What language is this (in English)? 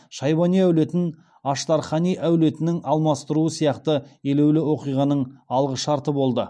Kazakh